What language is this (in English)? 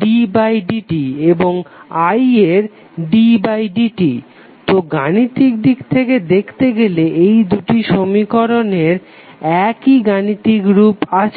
Bangla